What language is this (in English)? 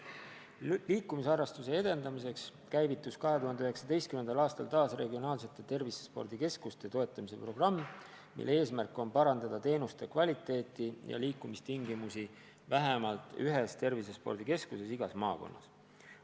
Estonian